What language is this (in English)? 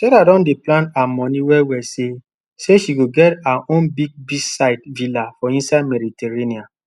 Nigerian Pidgin